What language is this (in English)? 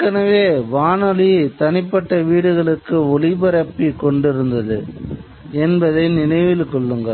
Tamil